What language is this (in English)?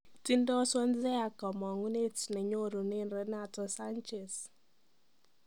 Kalenjin